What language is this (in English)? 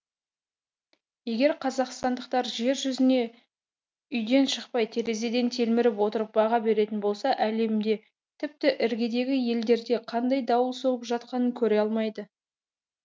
Kazakh